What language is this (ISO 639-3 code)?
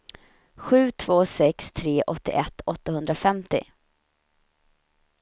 swe